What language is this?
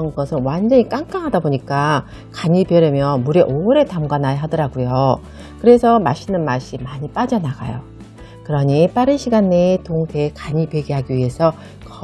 Korean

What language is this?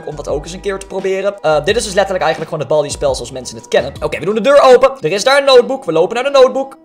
Dutch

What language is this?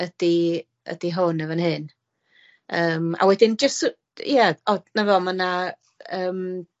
Welsh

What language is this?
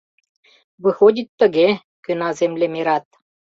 Mari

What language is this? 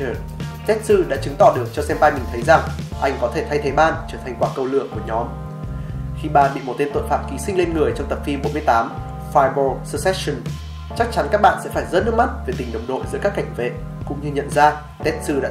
Vietnamese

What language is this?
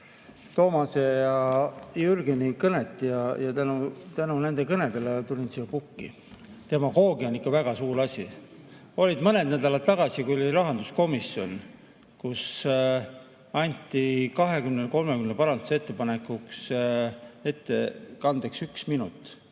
Estonian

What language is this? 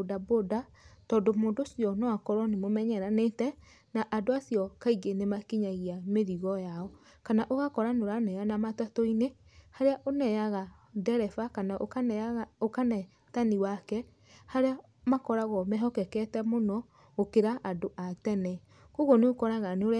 Kikuyu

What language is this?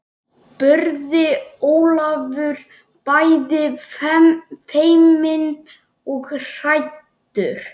Icelandic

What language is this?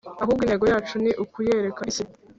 Kinyarwanda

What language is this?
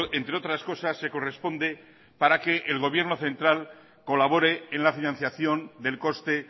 Spanish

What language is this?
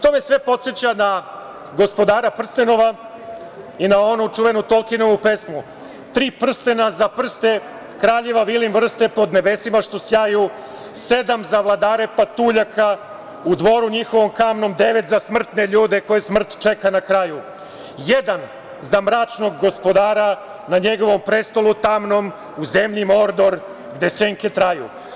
Serbian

